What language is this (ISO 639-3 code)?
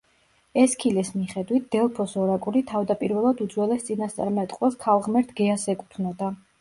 kat